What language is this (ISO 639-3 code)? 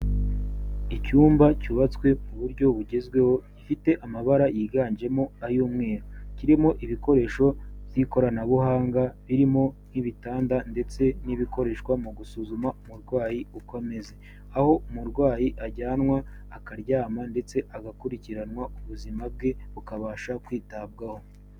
kin